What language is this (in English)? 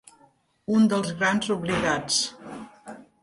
Catalan